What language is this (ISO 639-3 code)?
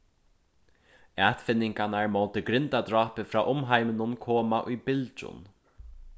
fao